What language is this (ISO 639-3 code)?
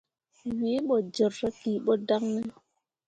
mua